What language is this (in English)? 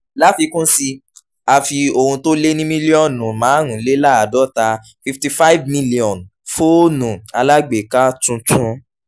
Yoruba